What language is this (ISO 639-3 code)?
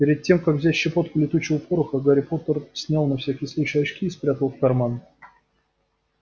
rus